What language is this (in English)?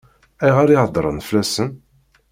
Kabyle